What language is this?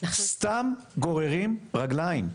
Hebrew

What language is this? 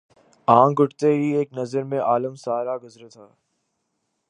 Urdu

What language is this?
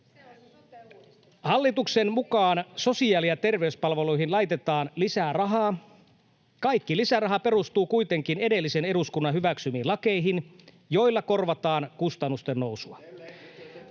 Finnish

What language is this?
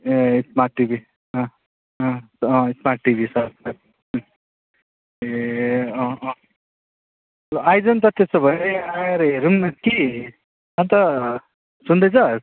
Nepali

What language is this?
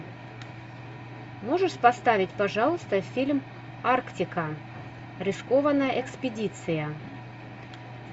Russian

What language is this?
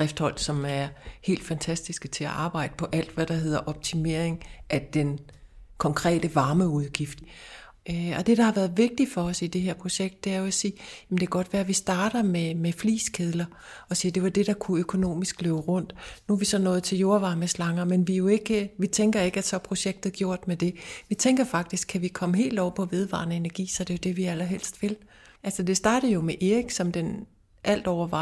Danish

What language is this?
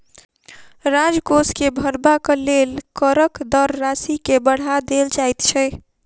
Maithili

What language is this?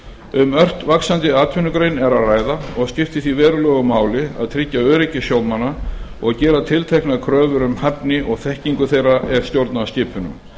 Icelandic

